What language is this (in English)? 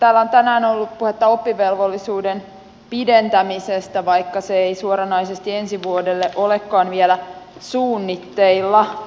Finnish